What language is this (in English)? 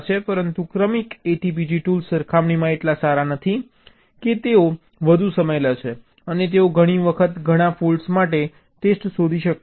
Gujarati